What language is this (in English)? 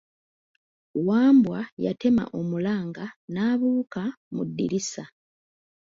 Ganda